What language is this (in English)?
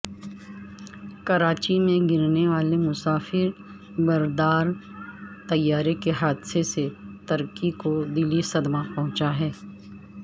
Urdu